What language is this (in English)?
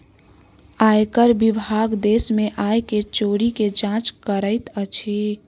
Maithili